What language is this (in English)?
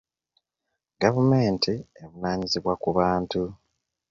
Ganda